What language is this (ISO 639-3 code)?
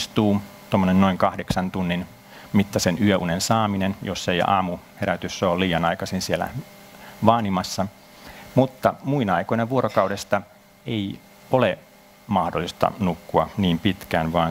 fin